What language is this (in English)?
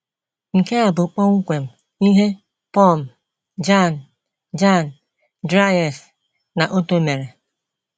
Igbo